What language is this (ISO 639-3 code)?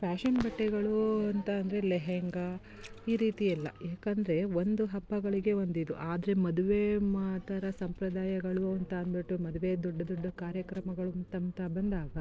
kan